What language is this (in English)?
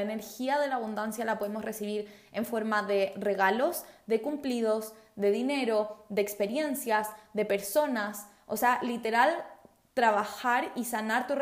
Spanish